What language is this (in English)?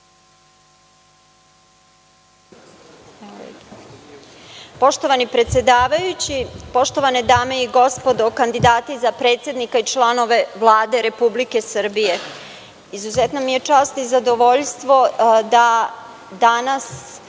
Serbian